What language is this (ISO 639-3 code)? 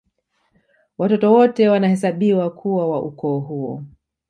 swa